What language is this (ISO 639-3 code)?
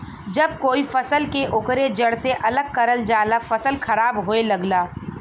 bho